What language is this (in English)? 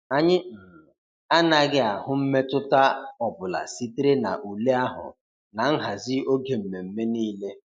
Igbo